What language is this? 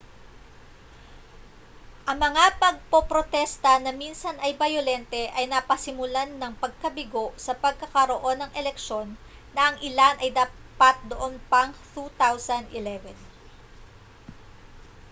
Filipino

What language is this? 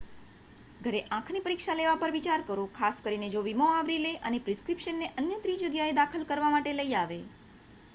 Gujarati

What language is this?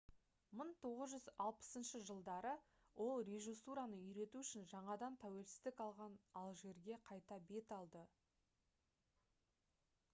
Kazakh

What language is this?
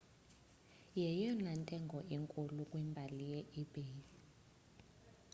Xhosa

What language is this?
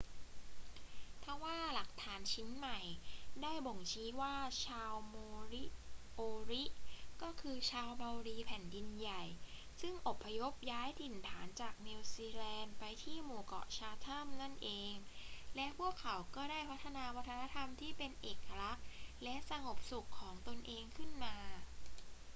Thai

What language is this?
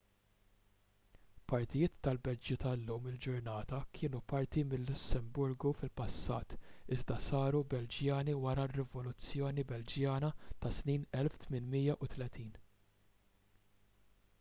Maltese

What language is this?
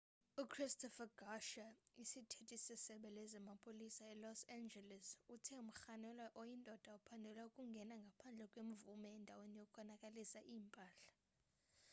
Xhosa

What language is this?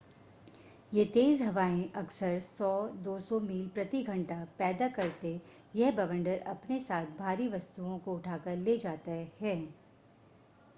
Hindi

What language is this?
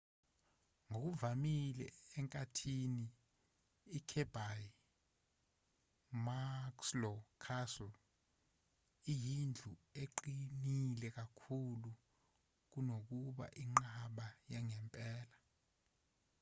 Zulu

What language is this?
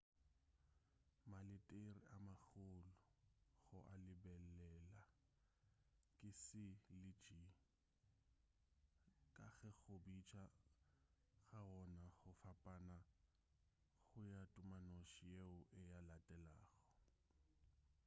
Northern Sotho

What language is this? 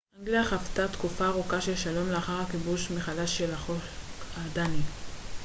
Hebrew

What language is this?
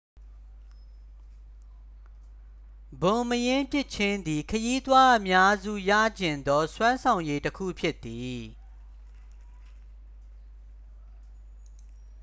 Burmese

